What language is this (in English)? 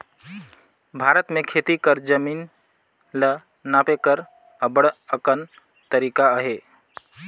Chhattisgarhi